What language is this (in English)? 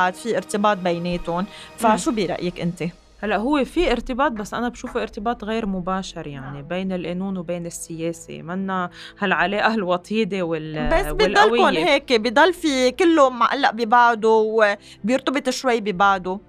Arabic